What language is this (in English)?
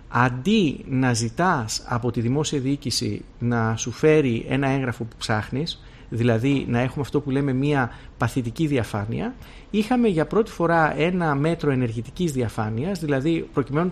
Greek